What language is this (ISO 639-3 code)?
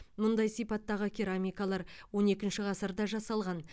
kaz